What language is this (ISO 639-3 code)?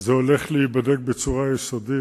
heb